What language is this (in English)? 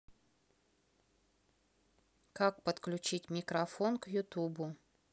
Russian